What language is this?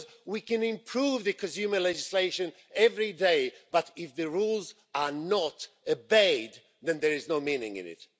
English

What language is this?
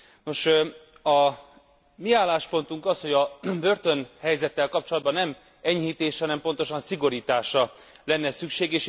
Hungarian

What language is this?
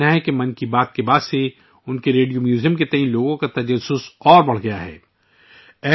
Urdu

